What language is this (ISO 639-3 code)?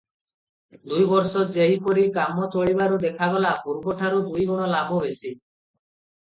ori